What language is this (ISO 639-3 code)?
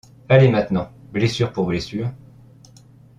fra